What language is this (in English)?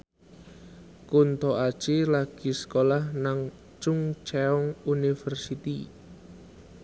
Javanese